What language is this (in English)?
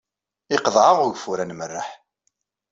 Kabyle